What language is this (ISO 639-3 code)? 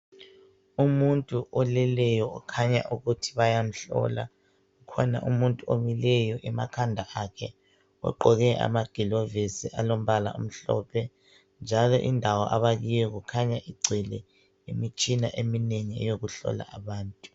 nde